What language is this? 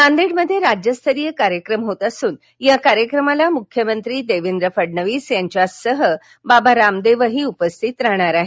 Marathi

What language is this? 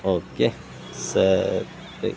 Kannada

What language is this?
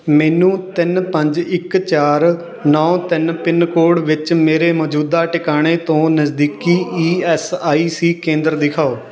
Punjabi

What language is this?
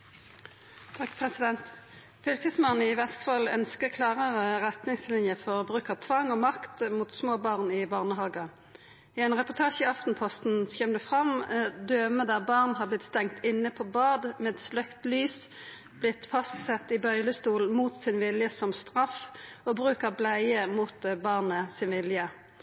Norwegian Nynorsk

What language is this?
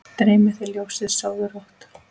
Icelandic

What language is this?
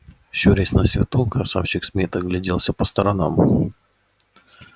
Russian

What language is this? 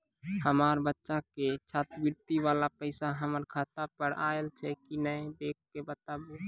Maithili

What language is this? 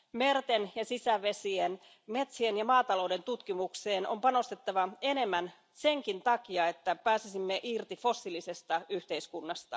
Finnish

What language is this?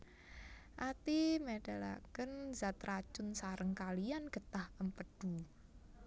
Javanese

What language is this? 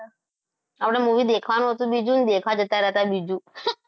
Gujarati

